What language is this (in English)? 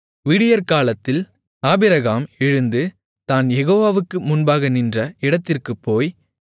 Tamil